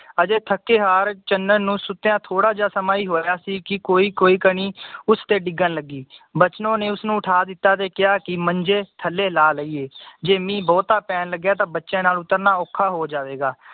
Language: Punjabi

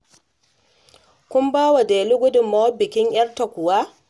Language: Hausa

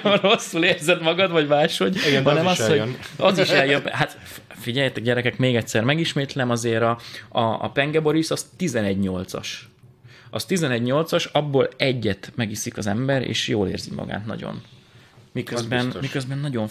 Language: Hungarian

